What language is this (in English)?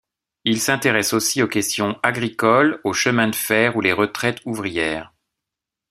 French